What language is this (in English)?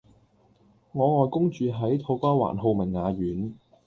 Cantonese